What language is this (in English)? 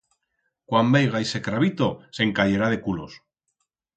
Aragonese